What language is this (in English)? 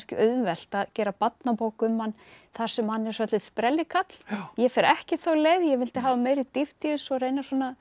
Icelandic